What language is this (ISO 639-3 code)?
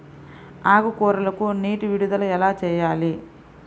tel